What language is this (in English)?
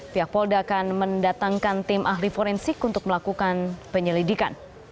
Indonesian